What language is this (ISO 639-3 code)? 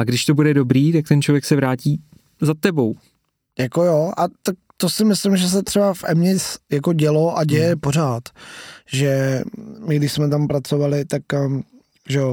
ces